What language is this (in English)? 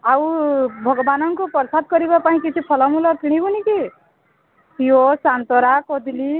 Odia